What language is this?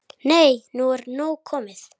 Icelandic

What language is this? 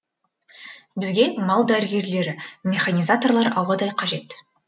Kazakh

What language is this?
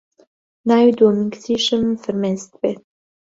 Central Kurdish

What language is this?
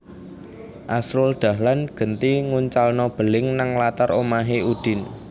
Javanese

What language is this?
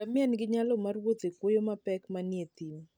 Luo (Kenya and Tanzania)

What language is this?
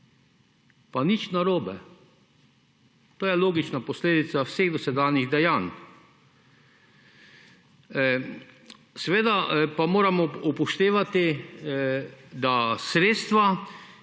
Slovenian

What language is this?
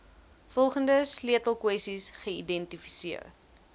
Afrikaans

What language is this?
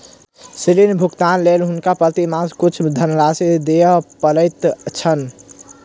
Maithili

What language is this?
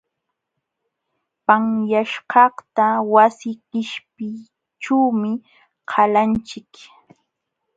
Jauja Wanca Quechua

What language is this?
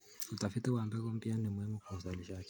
Kalenjin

